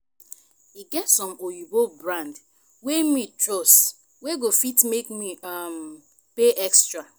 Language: Nigerian Pidgin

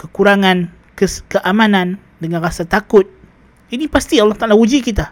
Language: Malay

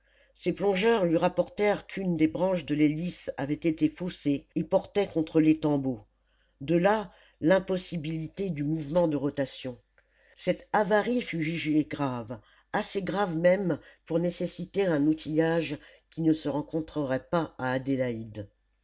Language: French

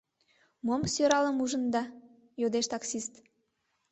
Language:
Mari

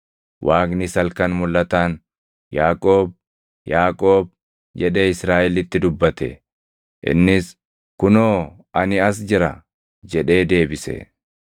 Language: Oromo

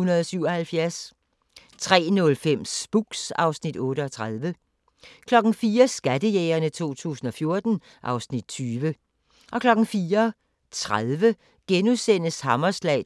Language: Danish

